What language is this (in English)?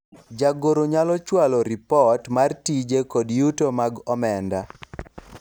Luo (Kenya and Tanzania)